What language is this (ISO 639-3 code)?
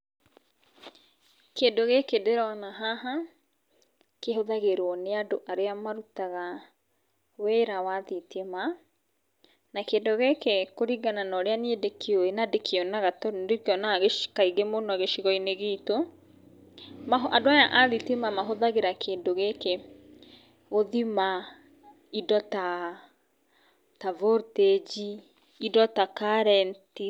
kik